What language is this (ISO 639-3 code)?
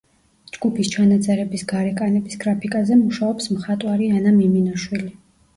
kat